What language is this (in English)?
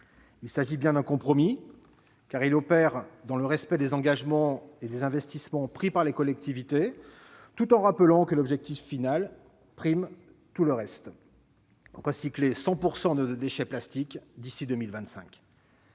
French